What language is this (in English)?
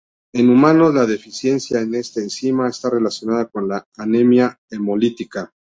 Spanish